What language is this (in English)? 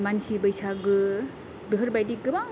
Bodo